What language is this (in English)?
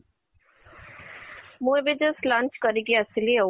Odia